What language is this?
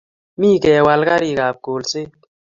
Kalenjin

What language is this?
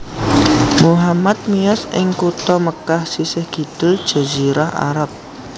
Javanese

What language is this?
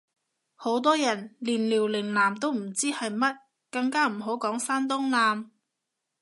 Cantonese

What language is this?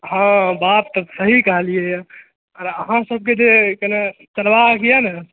Maithili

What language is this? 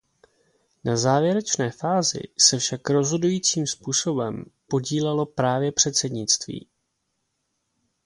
Czech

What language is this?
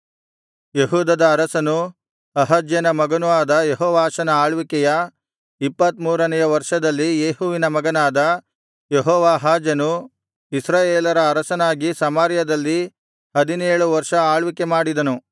Kannada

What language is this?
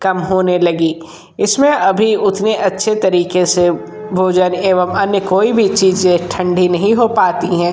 Hindi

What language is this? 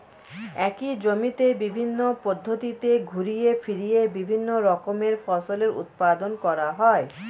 Bangla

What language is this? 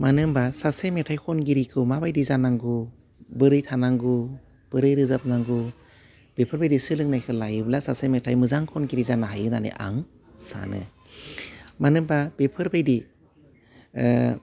Bodo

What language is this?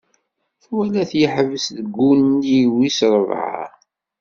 Kabyle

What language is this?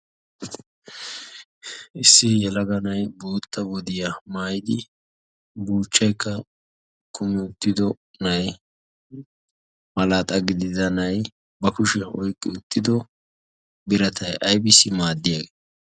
Wolaytta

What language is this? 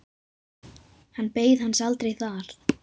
Icelandic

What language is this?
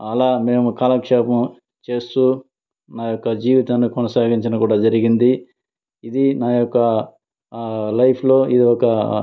Telugu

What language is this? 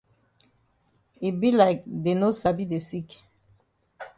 Cameroon Pidgin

